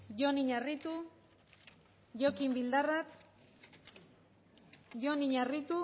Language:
Basque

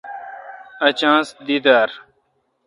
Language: Kalkoti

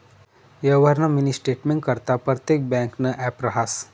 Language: Marathi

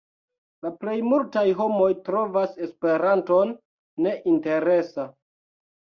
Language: Esperanto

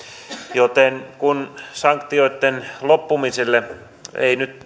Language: Finnish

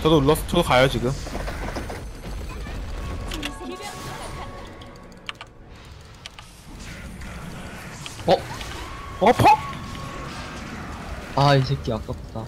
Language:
Korean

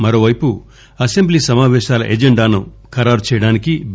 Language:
Telugu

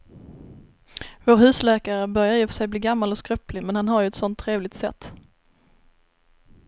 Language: Swedish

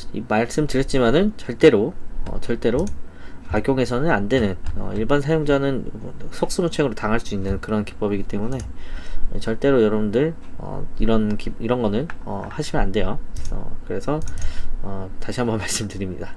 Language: Korean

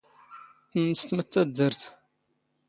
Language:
Standard Moroccan Tamazight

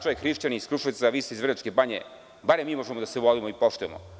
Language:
Serbian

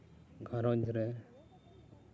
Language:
Santali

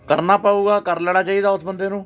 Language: Punjabi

